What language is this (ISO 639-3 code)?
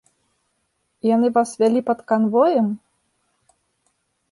bel